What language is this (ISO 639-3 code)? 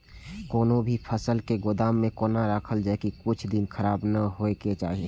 mai